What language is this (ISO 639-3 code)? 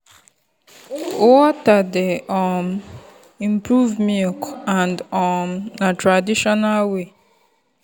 pcm